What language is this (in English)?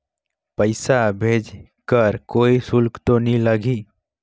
Chhattisgarhi